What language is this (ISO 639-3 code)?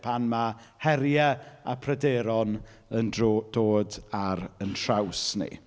cym